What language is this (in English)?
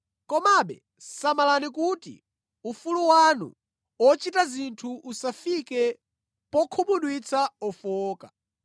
Nyanja